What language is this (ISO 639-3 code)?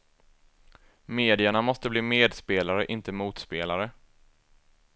swe